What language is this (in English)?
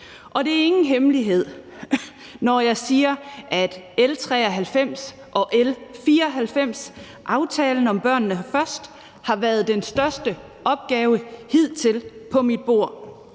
Danish